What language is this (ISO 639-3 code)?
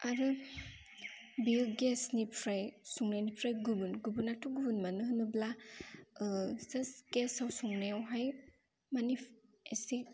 brx